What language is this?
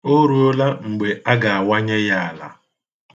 Igbo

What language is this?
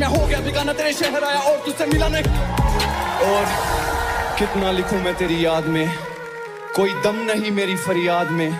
Romanian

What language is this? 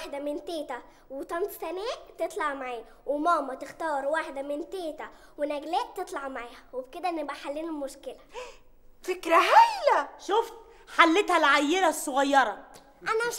Arabic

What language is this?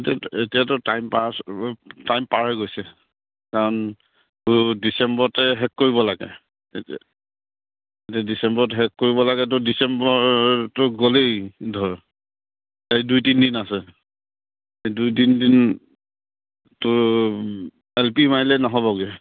Assamese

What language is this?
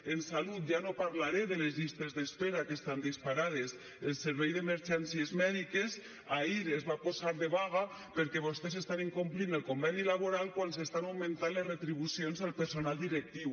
Catalan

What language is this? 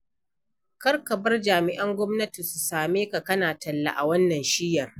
Hausa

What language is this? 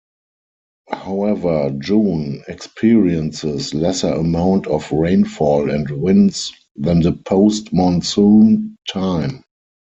English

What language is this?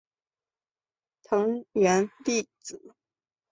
Chinese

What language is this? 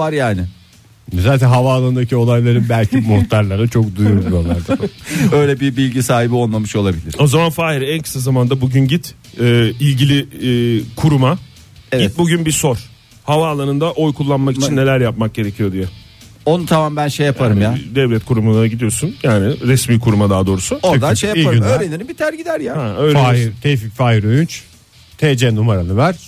Turkish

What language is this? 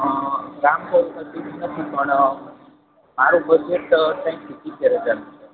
Gujarati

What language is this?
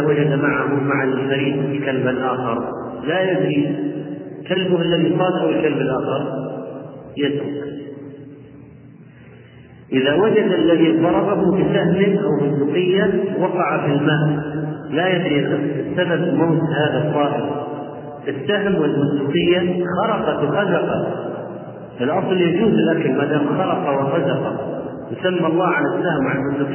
Arabic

